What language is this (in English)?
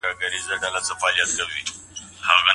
Pashto